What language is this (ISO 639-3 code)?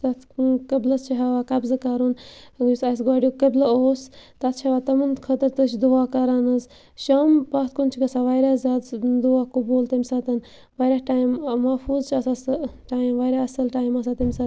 kas